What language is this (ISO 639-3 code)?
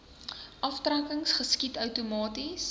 afr